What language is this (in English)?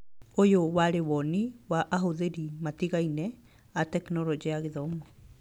Kikuyu